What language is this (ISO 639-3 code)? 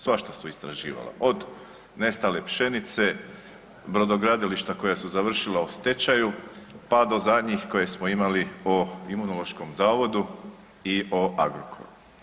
hrv